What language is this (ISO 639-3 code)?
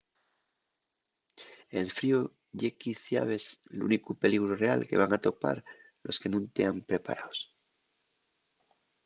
ast